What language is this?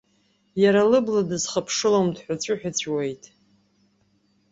Abkhazian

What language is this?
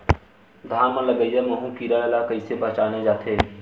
Chhattisgarhi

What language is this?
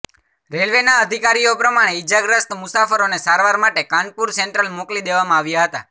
Gujarati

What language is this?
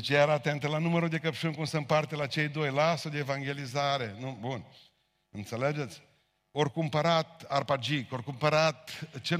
Romanian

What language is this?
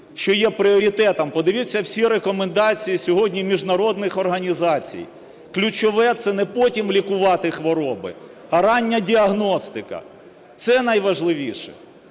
Ukrainian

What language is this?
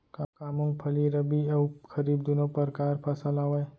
Chhattisgarhi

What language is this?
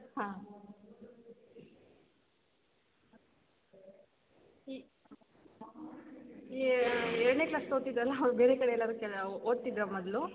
Kannada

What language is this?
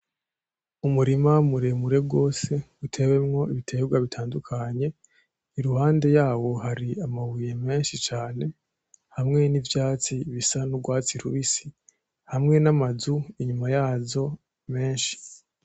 Rundi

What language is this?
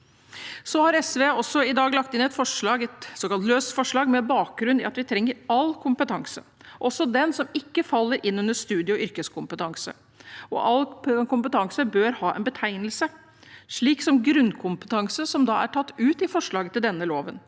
Norwegian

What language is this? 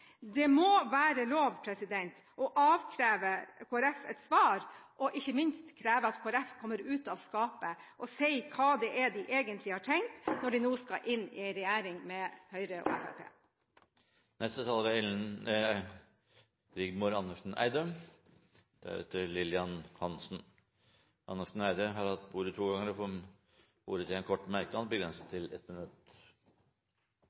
Norwegian Bokmål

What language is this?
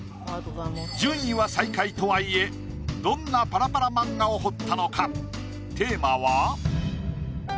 Japanese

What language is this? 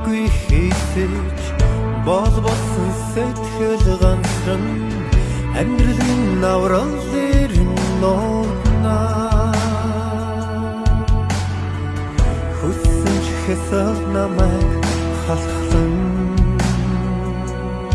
Turkish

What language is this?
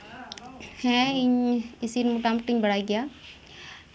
Santali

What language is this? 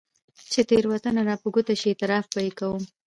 Pashto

